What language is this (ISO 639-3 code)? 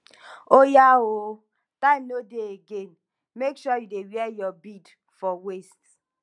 pcm